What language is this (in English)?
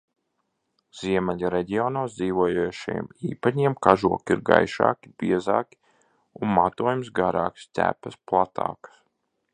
Latvian